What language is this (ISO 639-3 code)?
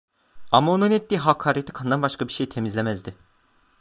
tur